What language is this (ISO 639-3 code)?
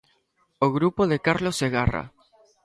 glg